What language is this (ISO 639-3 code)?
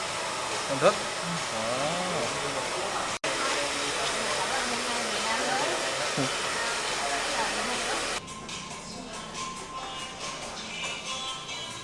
kor